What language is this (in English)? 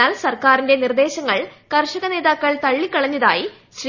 Malayalam